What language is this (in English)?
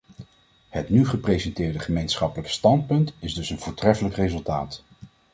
Dutch